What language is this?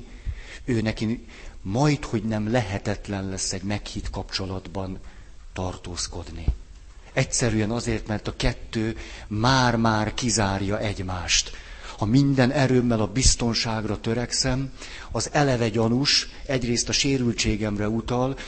Hungarian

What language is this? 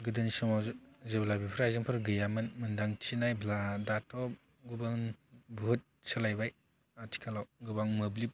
Bodo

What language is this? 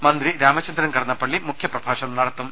Malayalam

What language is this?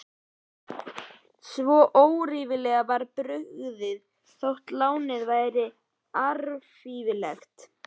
Icelandic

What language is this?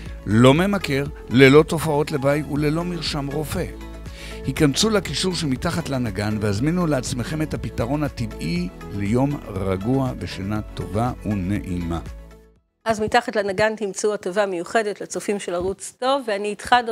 Hebrew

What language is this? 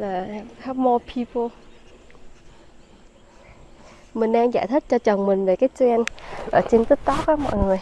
Vietnamese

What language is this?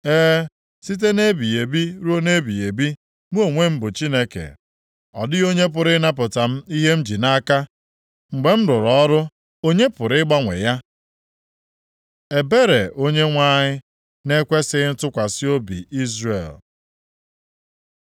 Igbo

